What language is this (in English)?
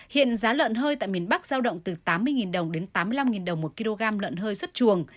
Vietnamese